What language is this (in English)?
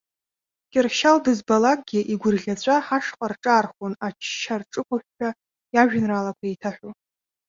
Abkhazian